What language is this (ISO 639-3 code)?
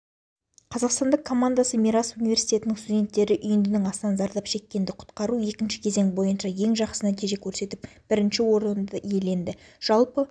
kaz